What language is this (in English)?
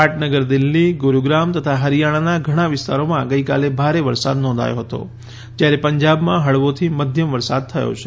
Gujarati